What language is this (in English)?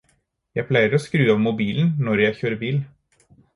Norwegian Bokmål